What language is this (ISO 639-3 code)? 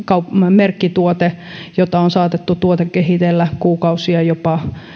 fin